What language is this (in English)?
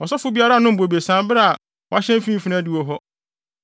Akan